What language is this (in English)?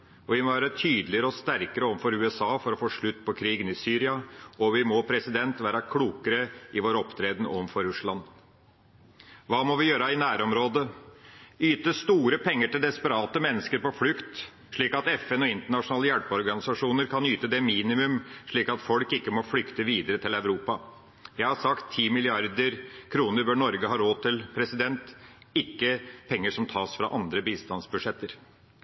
Norwegian Bokmål